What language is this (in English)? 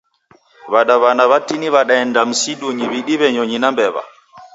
Taita